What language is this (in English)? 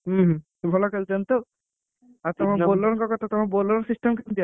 Odia